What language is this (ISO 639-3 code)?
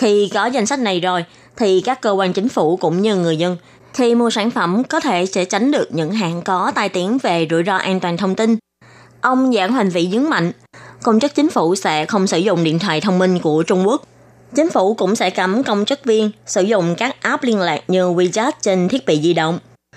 vie